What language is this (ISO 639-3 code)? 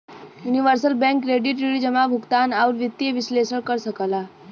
bho